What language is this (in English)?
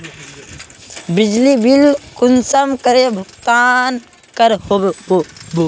Magahi